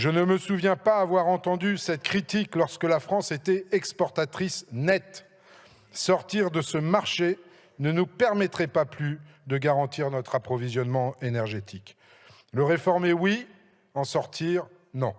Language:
French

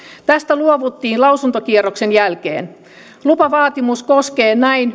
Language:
Finnish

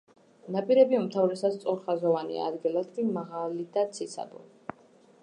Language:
Georgian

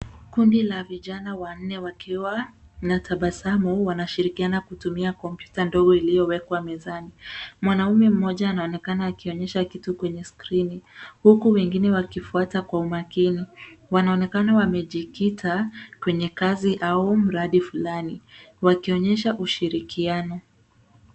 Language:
Swahili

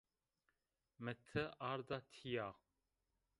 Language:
Zaza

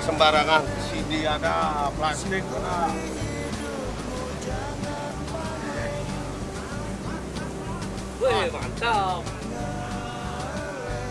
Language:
Indonesian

